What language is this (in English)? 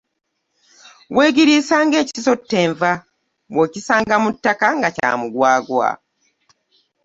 Ganda